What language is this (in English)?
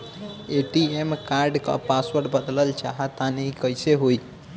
Bhojpuri